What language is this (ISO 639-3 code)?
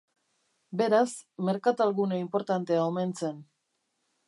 eus